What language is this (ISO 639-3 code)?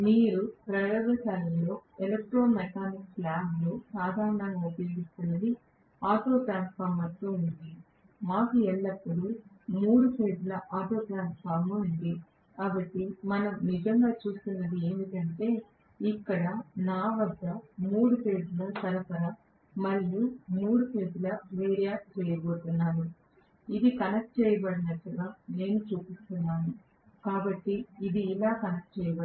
tel